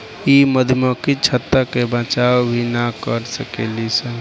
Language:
Bhojpuri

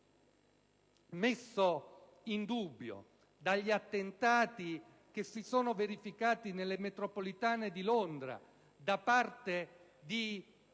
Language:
Italian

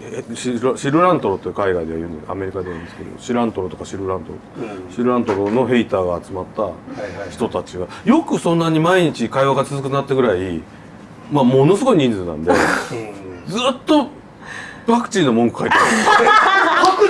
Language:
Japanese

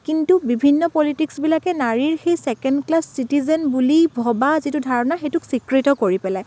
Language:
Assamese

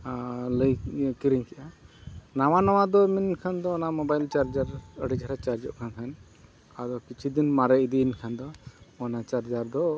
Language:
Santali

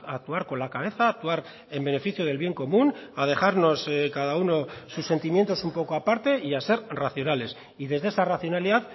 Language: Spanish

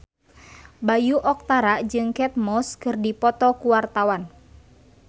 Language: Sundanese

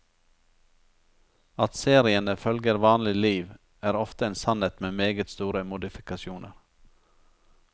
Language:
Norwegian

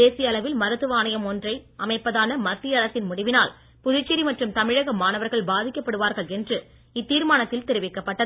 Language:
Tamil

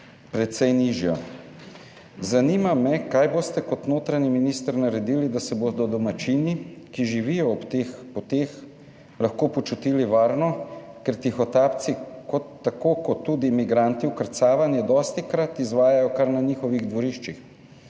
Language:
Slovenian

